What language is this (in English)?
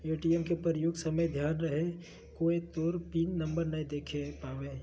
Magahi